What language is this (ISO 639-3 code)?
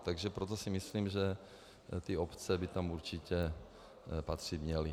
ces